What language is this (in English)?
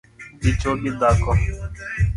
Luo (Kenya and Tanzania)